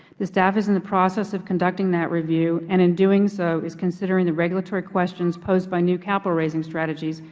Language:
English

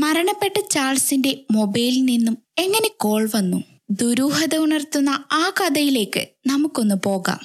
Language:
Malayalam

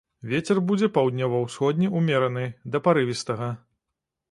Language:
Belarusian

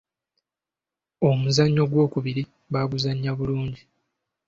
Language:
Ganda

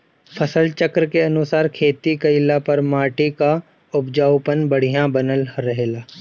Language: Bhojpuri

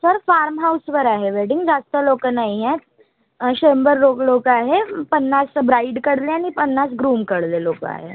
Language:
Marathi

